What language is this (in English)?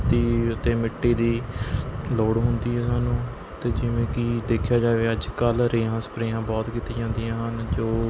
Punjabi